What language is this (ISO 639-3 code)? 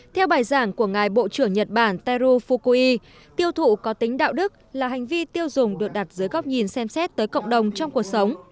vie